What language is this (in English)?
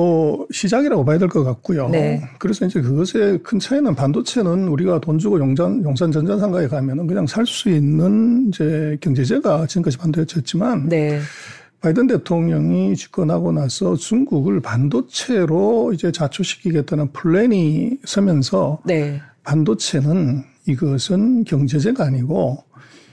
Korean